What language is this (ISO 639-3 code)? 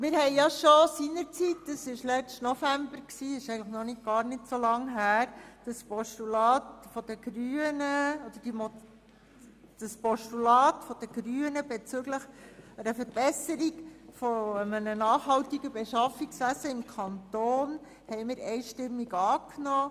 gsw